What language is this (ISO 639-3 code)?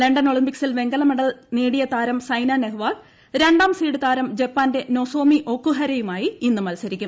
mal